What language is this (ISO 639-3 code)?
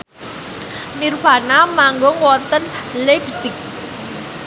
jav